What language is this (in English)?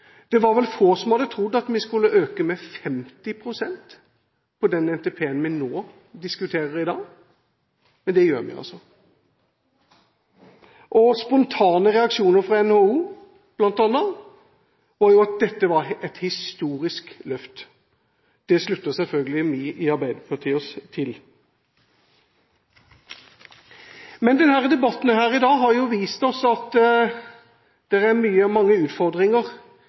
Norwegian Bokmål